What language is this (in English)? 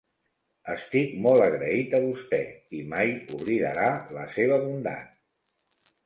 Catalan